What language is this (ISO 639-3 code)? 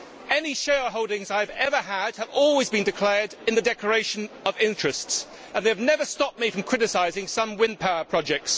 eng